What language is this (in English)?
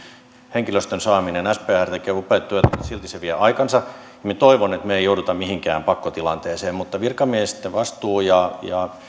Finnish